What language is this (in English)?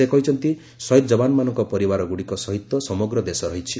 Odia